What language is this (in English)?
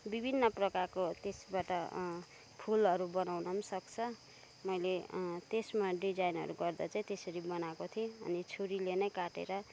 Nepali